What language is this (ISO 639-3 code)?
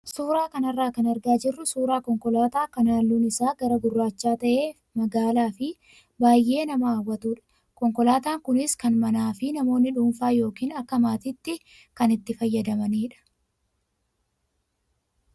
orm